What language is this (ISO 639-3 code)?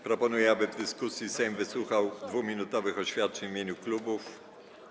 pol